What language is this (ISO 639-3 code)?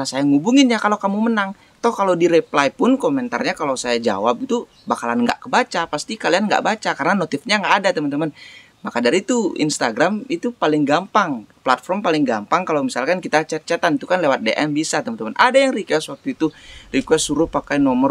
ind